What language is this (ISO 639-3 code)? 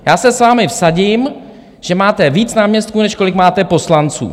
ces